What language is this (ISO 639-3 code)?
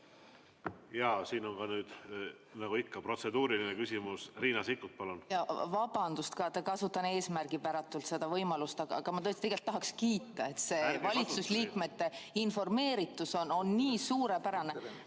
est